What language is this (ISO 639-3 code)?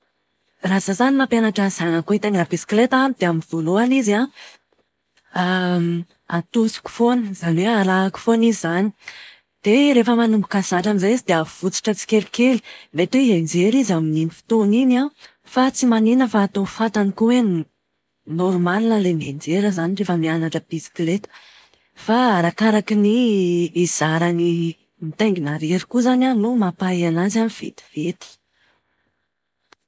mlg